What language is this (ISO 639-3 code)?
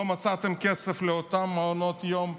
heb